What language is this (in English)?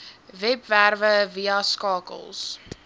Afrikaans